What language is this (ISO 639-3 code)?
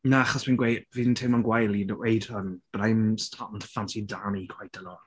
cym